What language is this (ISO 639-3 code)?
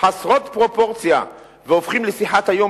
heb